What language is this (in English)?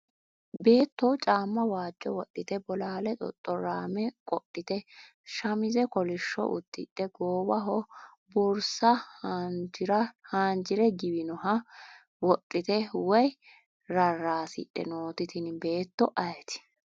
Sidamo